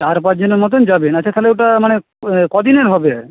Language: Bangla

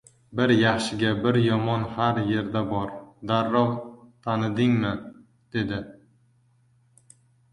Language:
Uzbek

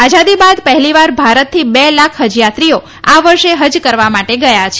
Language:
Gujarati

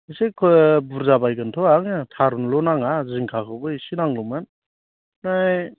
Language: Bodo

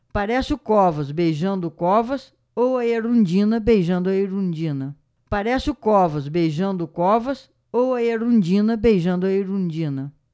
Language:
Portuguese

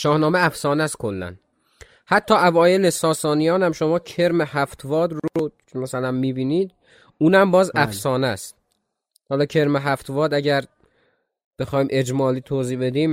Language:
Persian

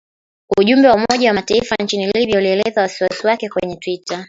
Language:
Swahili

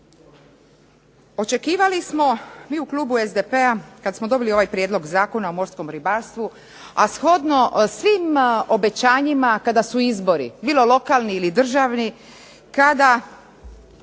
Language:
Croatian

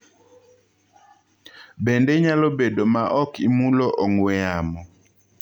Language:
Luo (Kenya and Tanzania)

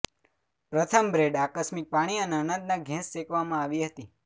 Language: Gujarati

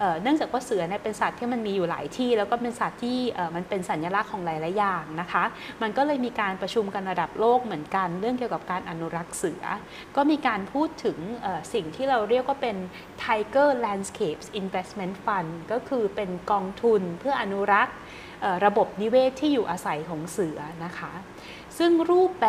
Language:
Thai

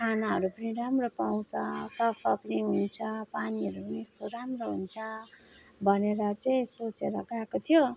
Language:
Nepali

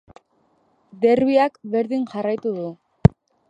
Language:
Basque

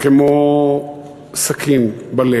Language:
Hebrew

